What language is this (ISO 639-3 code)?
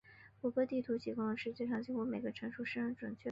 zho